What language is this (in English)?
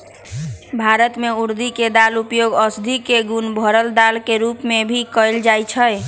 Magahi